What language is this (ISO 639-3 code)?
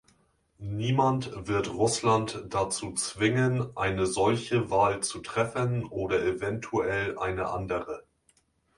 deu